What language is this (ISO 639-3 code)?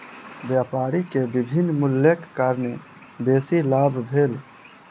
mai